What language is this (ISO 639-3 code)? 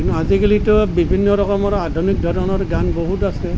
asm